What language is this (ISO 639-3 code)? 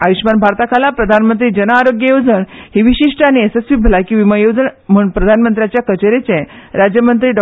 kok